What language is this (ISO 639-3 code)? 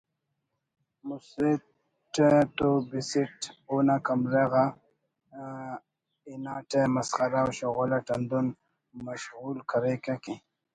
brh